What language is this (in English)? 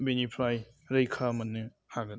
Bodo